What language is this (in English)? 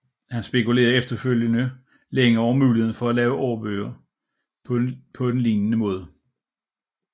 Danish